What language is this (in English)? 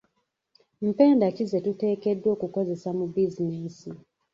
Ganda